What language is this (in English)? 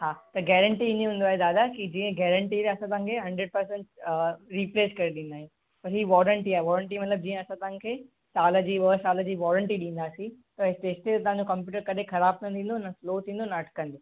Sindhi